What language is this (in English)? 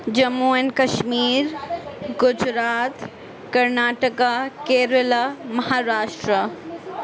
Urdu